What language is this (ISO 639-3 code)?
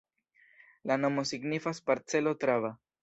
epo